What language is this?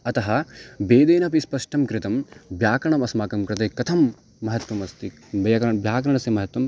Sanskrit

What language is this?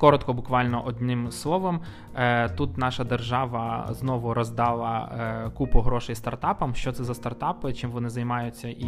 Ukrainian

